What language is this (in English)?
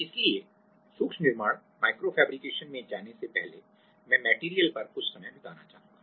Hindi